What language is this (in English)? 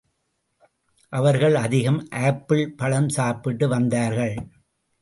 Tamil